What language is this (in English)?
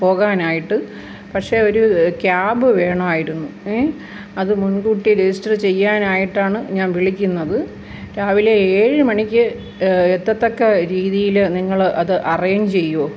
Malayalam